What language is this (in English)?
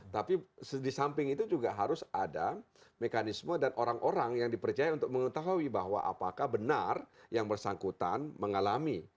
Indonesian